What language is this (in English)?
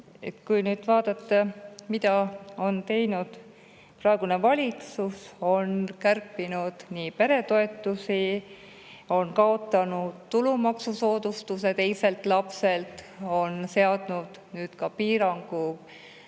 Estonian